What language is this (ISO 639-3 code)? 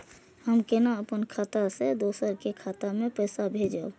mai